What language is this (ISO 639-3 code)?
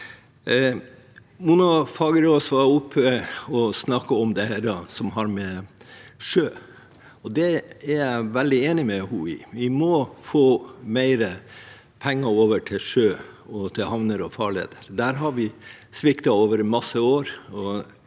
nor